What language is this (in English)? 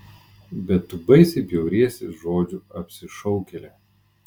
Lithuanian